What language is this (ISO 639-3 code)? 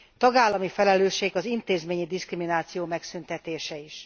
hun